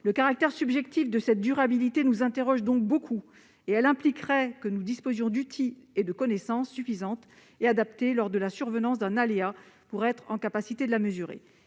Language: French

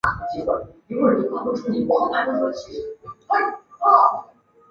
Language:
Chinese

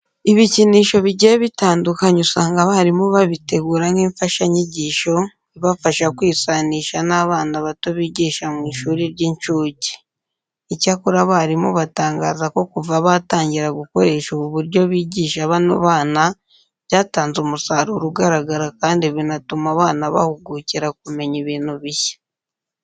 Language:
Kinyarwanda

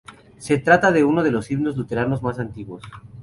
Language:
Spanish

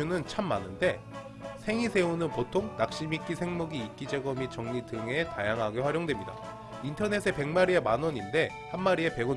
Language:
Korean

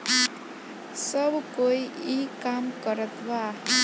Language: Bhojpuri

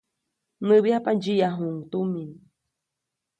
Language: Copainalá Zoque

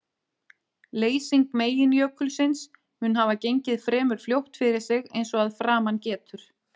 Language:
Icelandic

